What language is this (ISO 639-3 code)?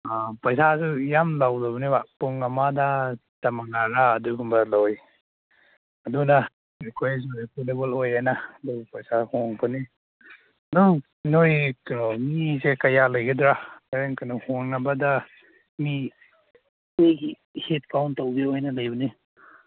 mni